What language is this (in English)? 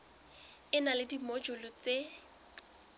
Southern Sotho